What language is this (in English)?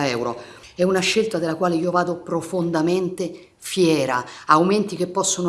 Italian